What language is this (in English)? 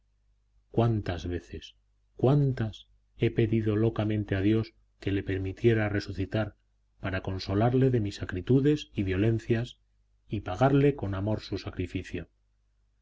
Spanish